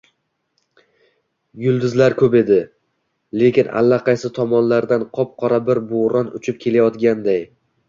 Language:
Uzbek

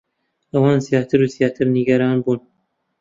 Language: Central Kurdish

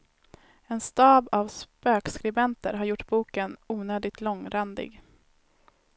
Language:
Swedish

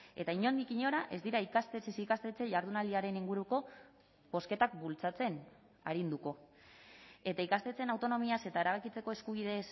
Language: Basque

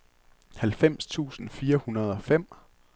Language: Danish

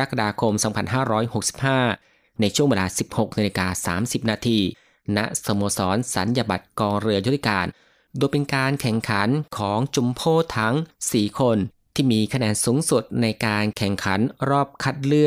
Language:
Thai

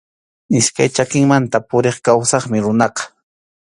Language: Arequipa-La Unión Quechua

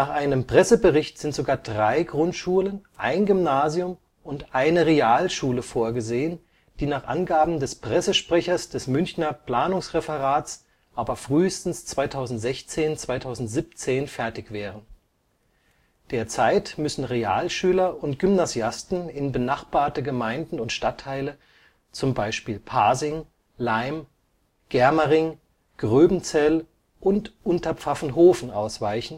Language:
German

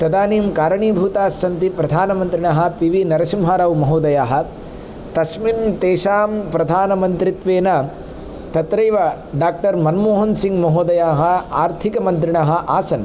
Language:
Sanskrit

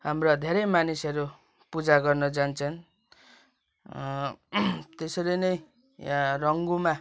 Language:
Nepali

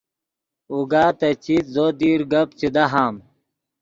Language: Yidgha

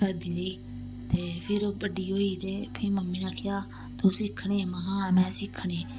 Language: Dogri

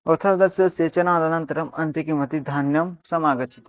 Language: Sanskrit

